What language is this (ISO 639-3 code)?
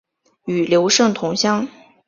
zho